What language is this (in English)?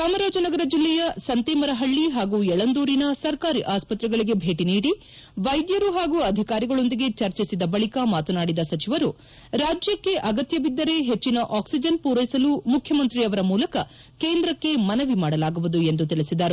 Kannada